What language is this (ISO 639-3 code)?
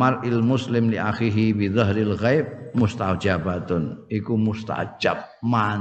ind